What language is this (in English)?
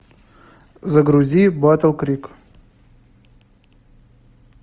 Russian